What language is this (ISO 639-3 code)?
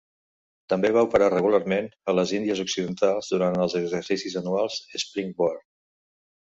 cat